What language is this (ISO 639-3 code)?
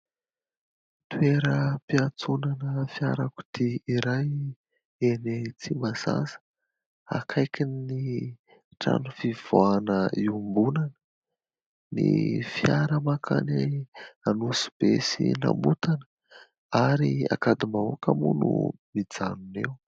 mlg